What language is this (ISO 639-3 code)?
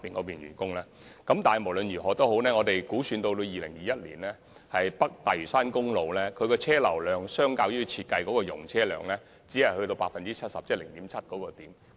yue